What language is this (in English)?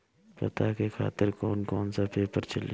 Bhojpuri